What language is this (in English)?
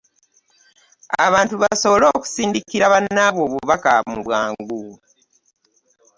Ganda